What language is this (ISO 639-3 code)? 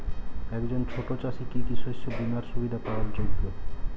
ben